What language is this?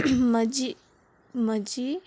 Konkani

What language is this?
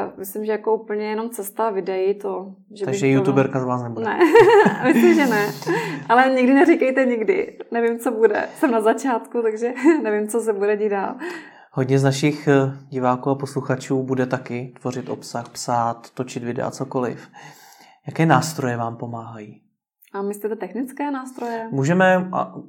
Czech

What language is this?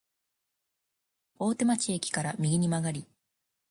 Japanese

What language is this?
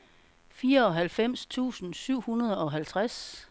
Danish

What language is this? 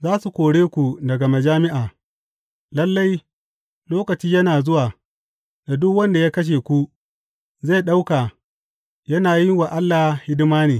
Hausa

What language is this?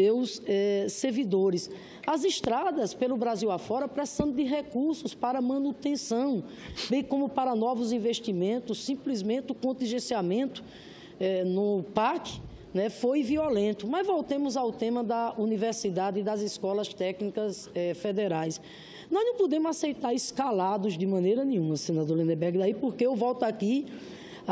Portuguese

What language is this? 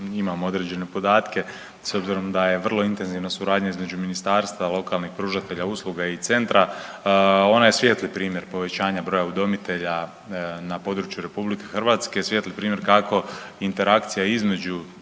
Croatian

